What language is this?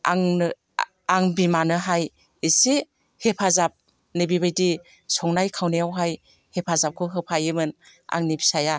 Bodo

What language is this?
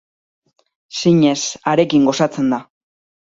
Basque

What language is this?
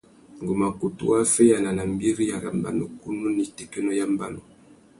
Tuki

